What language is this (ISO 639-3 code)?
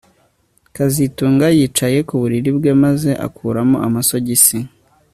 kin